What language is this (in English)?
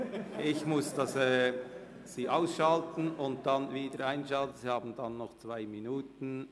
Swiss German